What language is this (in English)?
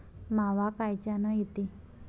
Marathi